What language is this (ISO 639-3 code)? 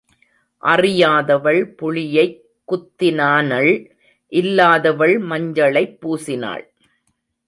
tam